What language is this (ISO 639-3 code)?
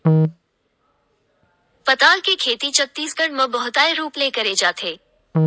hne